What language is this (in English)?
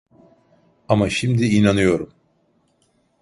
Turkish